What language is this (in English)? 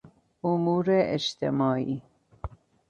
Persian